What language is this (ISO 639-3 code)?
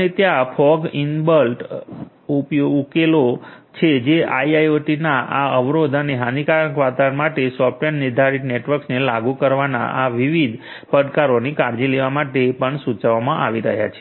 guj